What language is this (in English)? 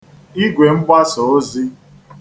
Igbo